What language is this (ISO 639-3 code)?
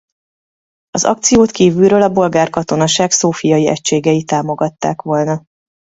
hun